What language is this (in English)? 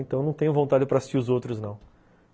Portuguese